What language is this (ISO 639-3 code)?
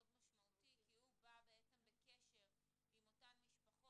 heb